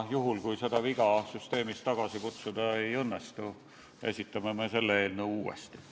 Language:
Estonian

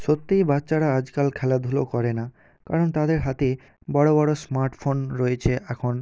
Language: Bangla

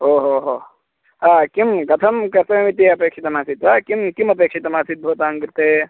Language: Sanskrit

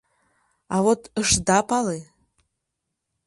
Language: Mari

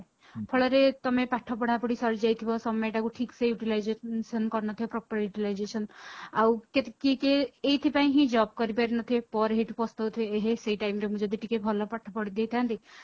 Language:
Odia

